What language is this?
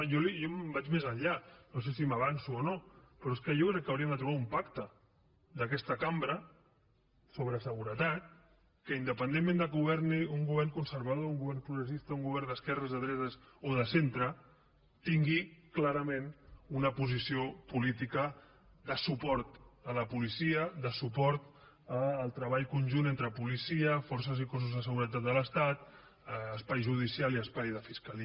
Catalan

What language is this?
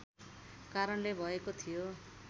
Nepali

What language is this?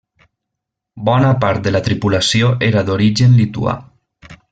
Catalan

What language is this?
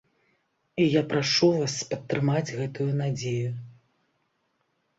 Belarusian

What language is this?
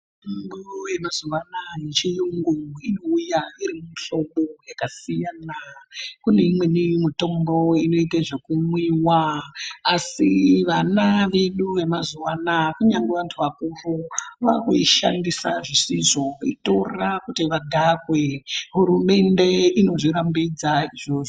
Ndau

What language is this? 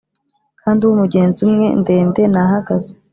Kinyarwanda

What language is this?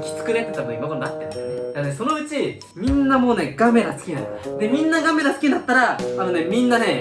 Japanese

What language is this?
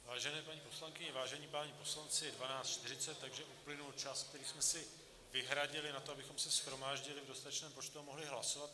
Czech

